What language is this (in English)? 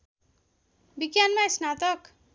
Nepali